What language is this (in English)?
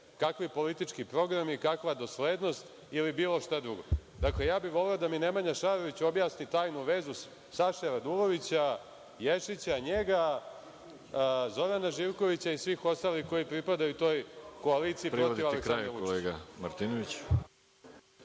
Serbian